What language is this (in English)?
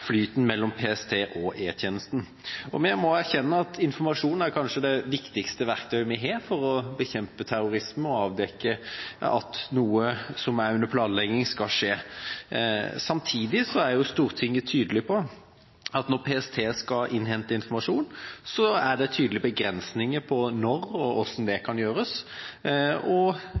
Norwegian Bokmål